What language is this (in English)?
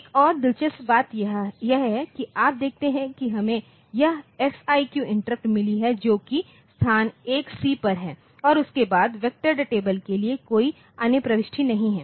Hindi